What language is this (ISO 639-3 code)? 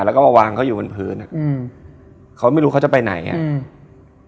tha